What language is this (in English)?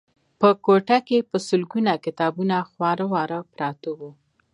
Pashto